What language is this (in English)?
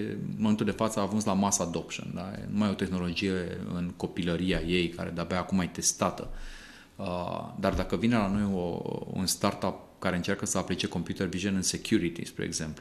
Romanian